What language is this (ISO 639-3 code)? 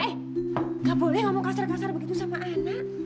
ind